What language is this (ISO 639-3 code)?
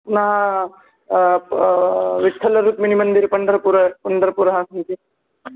san